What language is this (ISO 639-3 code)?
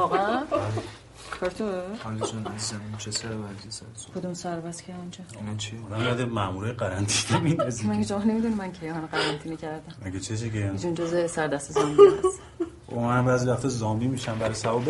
fas